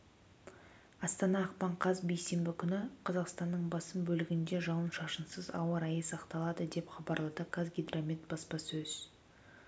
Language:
Kazakh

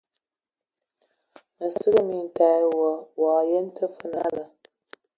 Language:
Ewondo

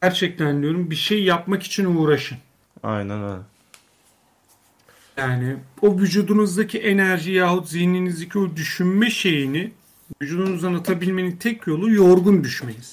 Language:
Turkish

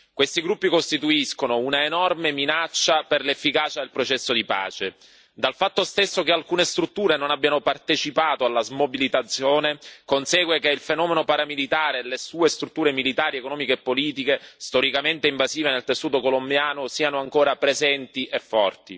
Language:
Italian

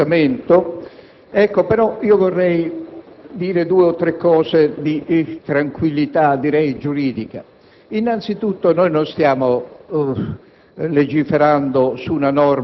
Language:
Italian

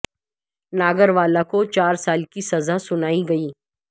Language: Urdu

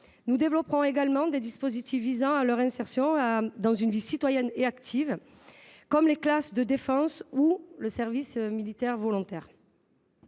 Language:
French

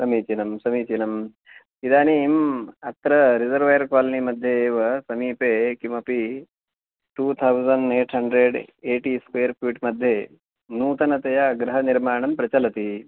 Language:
Sanskrit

